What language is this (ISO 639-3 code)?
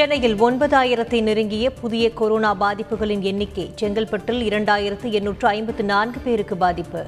tam